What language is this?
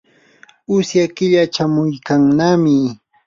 Yanahuanca Pasco Quechua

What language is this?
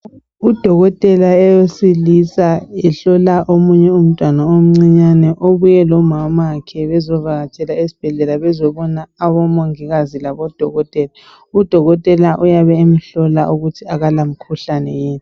North Ndebele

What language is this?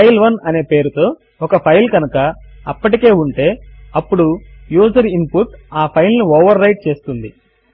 Telugu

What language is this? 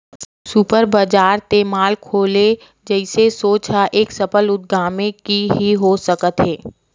Chhattisgarhi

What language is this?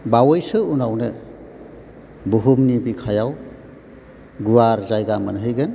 Bodo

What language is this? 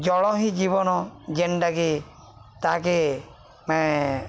Odia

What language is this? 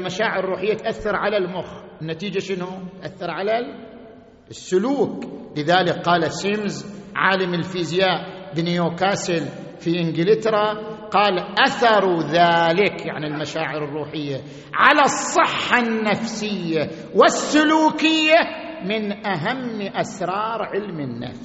Arabic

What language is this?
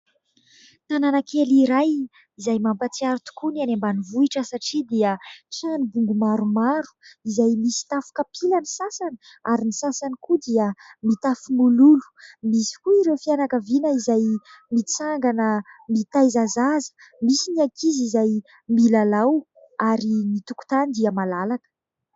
Malagasy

